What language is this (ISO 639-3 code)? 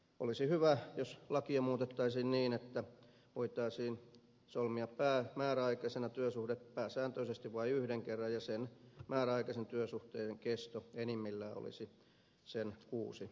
fin